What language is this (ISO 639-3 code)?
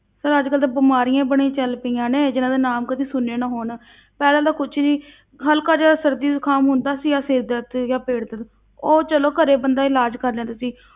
pan